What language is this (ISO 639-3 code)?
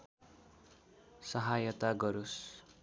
nep